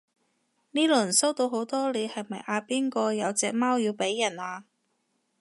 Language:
Cantonese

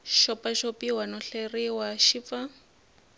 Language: Tsonga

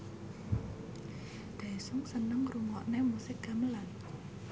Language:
Javanese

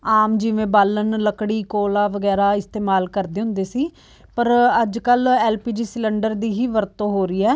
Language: Punjabi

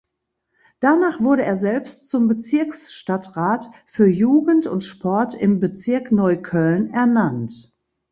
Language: German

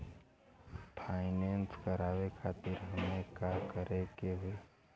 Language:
Bhojpuri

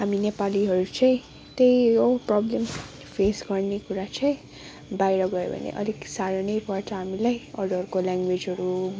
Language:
Nepali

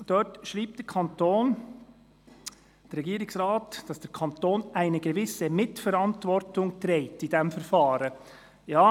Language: Swiss German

